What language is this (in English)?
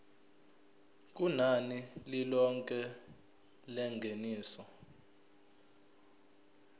Zulu